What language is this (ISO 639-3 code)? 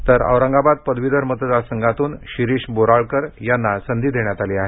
mar